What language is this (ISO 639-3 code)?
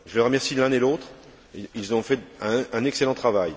fra